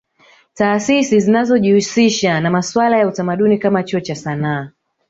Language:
Swahili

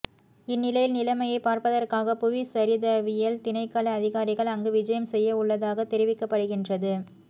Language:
Tamil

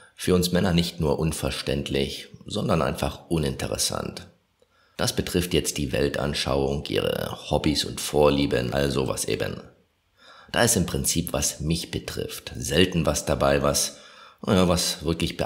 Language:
German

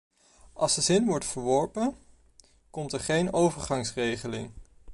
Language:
Dutch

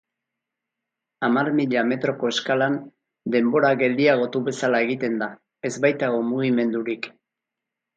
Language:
Basque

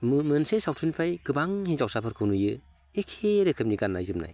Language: Bodo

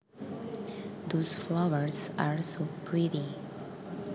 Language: Javanese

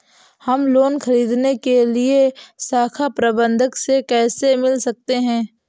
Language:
Hindi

